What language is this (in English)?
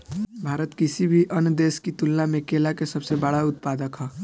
Bhojpuri